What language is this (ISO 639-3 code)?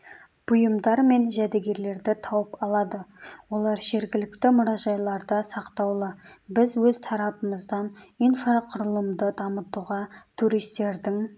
kaz